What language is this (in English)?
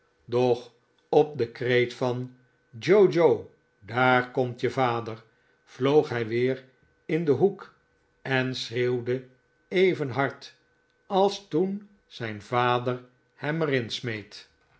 Dutch